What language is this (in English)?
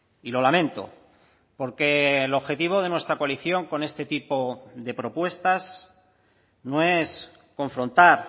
Spanish